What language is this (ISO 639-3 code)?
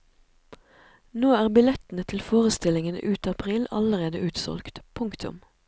nor